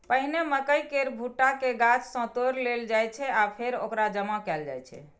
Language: Maithili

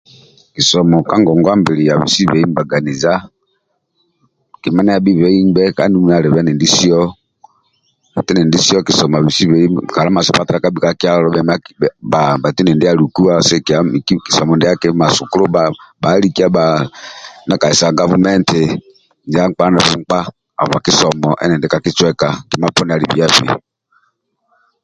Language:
Amba (Uganda)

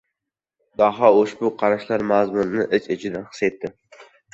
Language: Uzbek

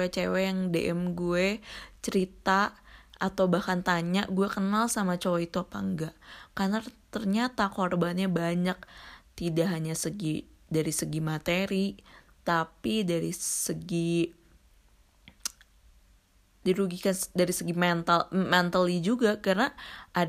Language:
Indonesian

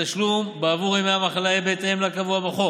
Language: Hebrew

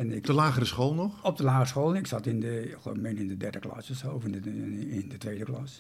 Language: Dutch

